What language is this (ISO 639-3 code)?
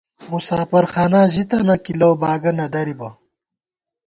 gwt